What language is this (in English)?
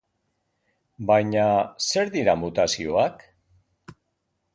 Basque